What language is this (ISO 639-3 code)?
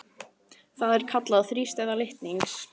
isl